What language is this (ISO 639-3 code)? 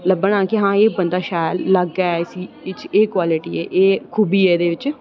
doi